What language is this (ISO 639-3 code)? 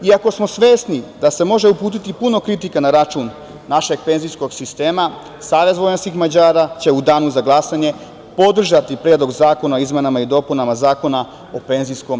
srp